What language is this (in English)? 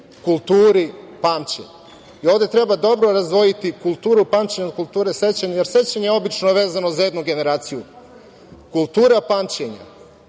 Serbian